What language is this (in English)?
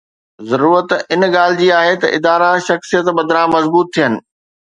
Sindhi